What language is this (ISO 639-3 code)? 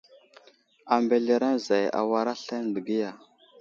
udl